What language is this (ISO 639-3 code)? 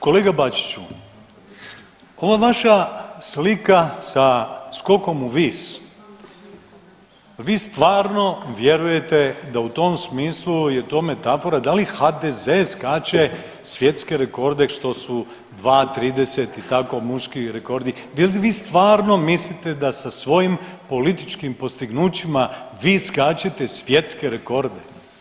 hrv